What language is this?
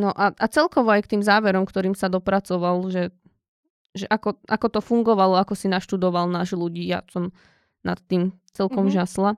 Slovak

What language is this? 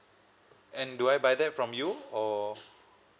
English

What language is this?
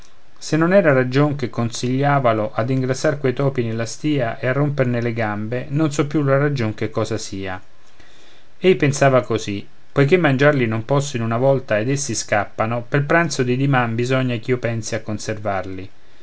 Italian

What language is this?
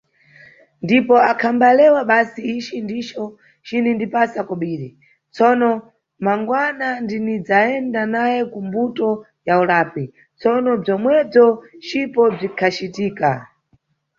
Nyungwe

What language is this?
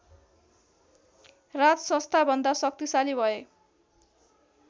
Nepali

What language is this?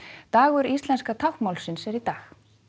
Icelandic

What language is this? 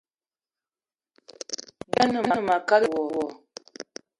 Eton (Cameroon)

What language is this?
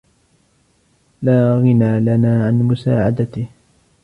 Arabic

